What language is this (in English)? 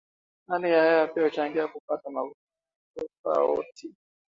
Swahili